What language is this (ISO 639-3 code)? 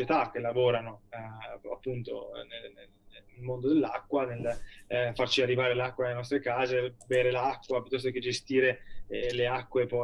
ita